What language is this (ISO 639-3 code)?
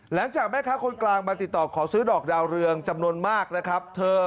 tha